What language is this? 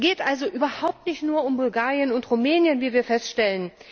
German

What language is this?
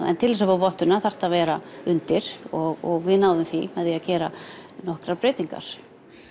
Icelandic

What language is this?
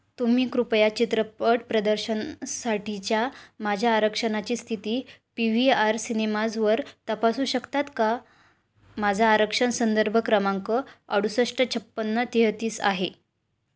Marathi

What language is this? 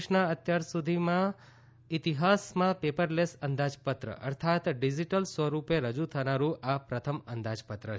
Gujarati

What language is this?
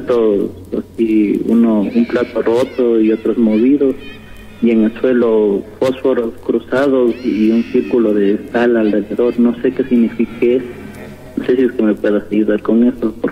Spanish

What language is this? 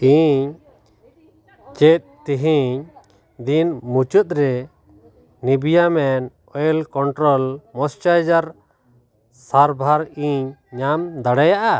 Santali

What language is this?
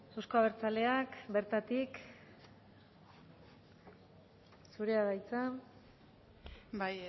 Basque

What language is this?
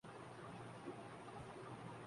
Urdu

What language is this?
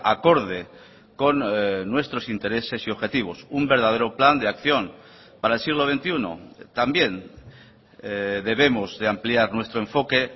Spanish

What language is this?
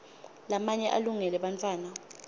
Swati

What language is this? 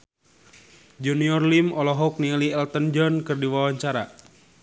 Sundanese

